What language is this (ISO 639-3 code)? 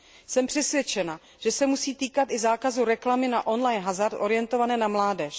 ces